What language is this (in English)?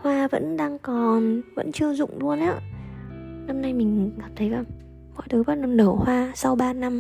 Vietnamese